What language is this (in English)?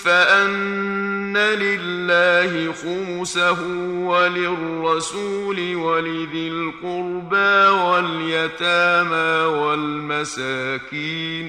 Arabic